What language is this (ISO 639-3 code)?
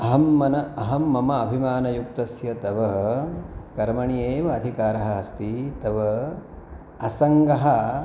san